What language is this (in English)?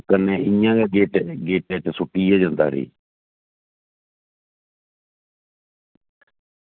Dogri